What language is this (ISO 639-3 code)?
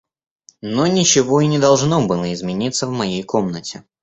rus